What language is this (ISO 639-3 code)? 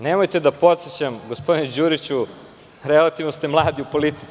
srp